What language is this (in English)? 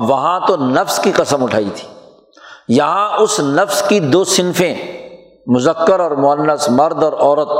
Urdu